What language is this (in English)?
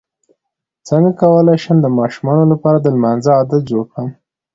Pashto